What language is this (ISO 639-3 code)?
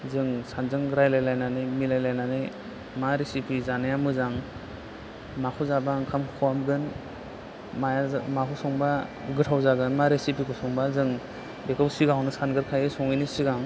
brx